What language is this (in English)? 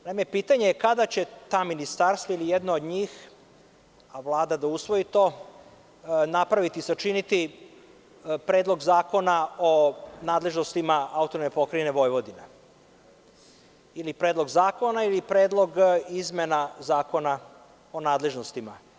Serbian